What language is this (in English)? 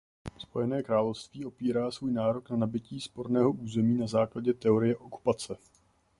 Czech